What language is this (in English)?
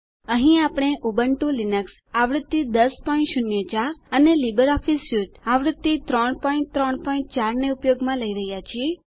Gujarati